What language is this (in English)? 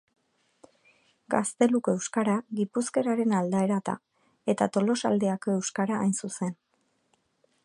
Basque